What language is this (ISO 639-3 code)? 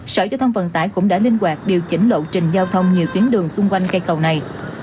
vie